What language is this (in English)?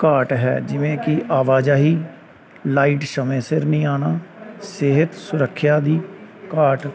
Punjabi